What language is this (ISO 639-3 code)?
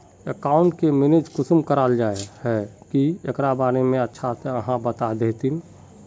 mag